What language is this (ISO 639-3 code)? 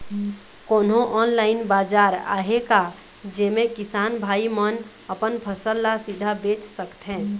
hne